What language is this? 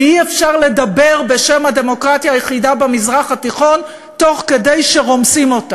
Hebrew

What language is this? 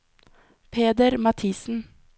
Norwegian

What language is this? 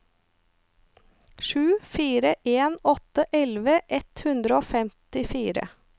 Norwegian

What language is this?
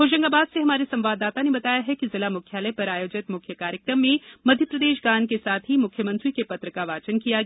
Hindi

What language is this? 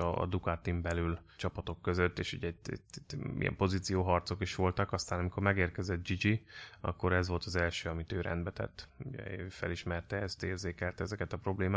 Hungarian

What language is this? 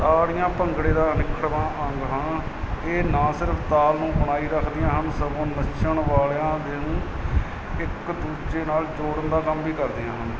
Punjabi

